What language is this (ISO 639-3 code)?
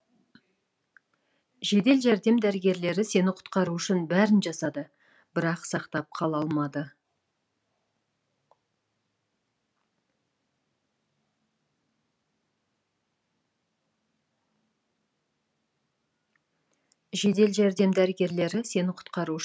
kaz